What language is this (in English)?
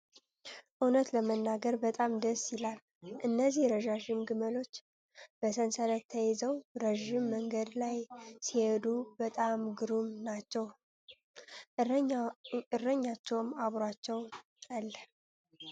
Amharic